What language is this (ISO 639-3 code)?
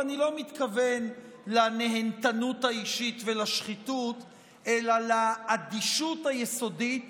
heb